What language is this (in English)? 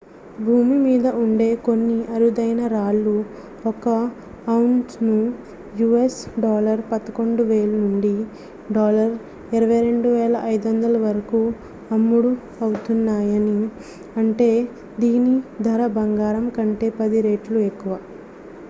Telugu